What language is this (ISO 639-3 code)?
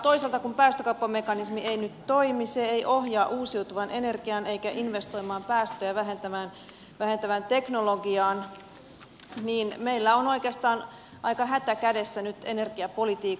fin